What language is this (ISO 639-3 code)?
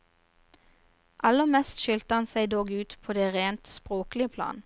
nor